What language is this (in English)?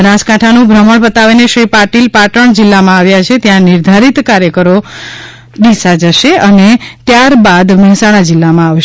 Gujarati